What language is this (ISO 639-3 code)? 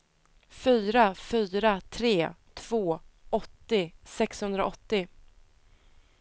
swe